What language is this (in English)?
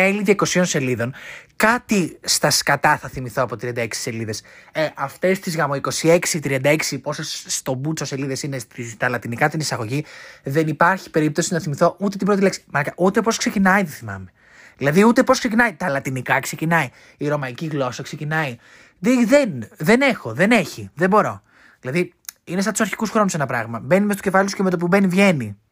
Greek